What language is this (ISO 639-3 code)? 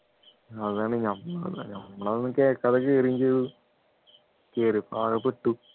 mal